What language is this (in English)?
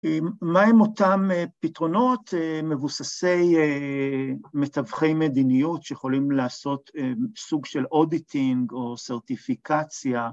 Hebrew